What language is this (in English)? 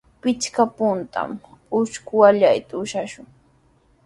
Sihuas Ancash Quechua